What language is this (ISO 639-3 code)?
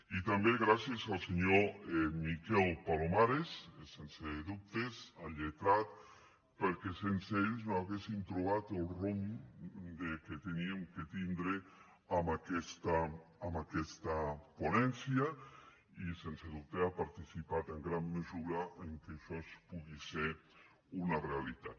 cat